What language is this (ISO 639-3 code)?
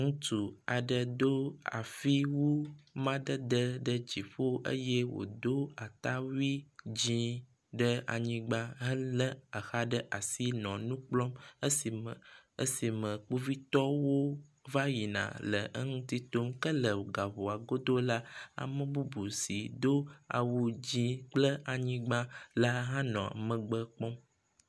ewe